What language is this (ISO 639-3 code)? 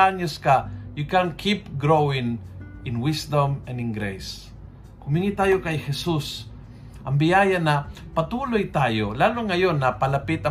fil